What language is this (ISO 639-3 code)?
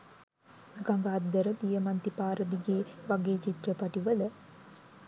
sin